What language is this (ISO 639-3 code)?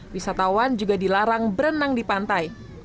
ind